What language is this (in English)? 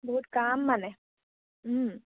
Assamese